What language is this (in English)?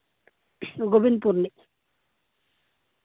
Santali